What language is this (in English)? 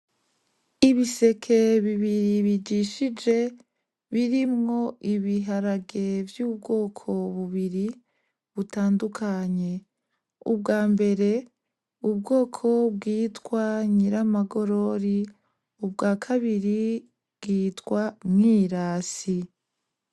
Rundi